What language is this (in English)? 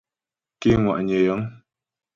Ghomala